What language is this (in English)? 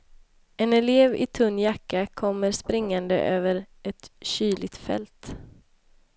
Swedish